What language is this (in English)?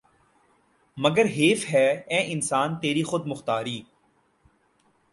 Urdu